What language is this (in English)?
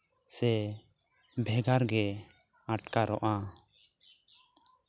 Santali